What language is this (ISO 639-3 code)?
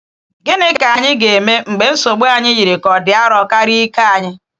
ibo